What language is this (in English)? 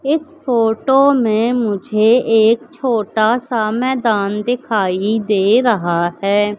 Hindi